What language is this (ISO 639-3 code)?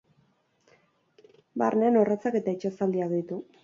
eus